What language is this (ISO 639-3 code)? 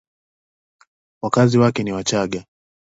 swa